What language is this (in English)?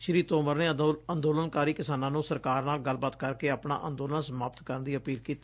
Punjabi